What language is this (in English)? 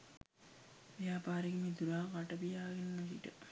Sinhala